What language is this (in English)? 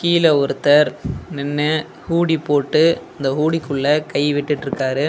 Tamil